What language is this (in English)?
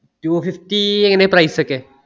Malayalam